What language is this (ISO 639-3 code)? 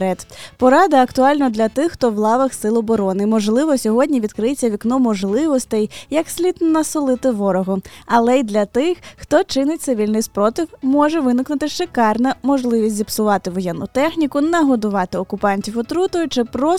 ukr